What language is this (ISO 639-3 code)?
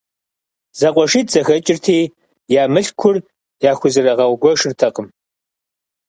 kbd